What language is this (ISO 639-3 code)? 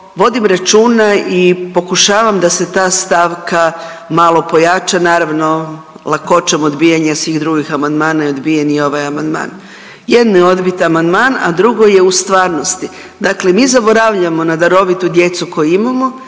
hrv